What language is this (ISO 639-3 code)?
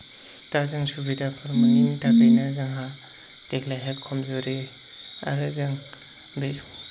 brx